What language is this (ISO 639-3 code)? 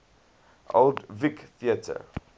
eng